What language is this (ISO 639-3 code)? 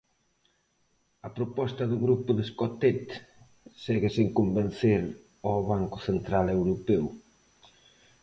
glg